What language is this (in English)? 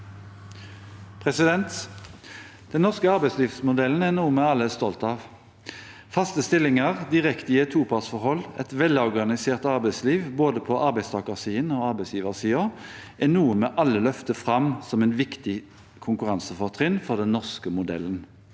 Norwegian